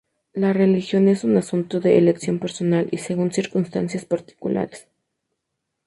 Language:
Spanish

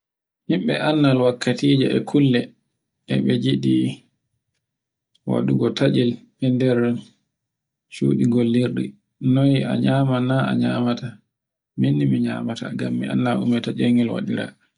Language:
Borgu Fulfulde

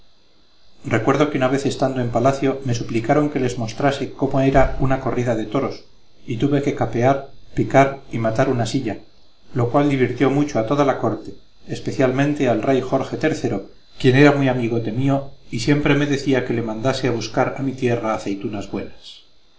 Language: Spanish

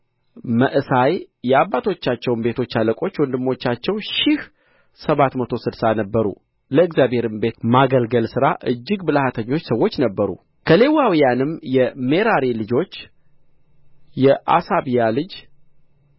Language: Amharic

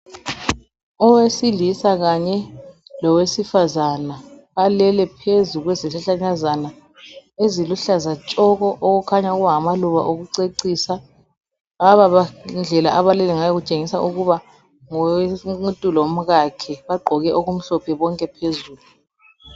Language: North Ndebele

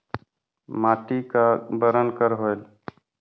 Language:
Chhattisgarhi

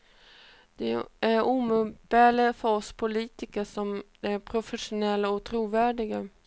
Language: Swedish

